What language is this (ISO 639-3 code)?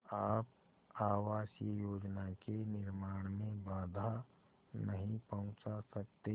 hin